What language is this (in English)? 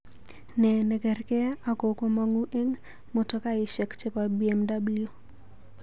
Kalenjin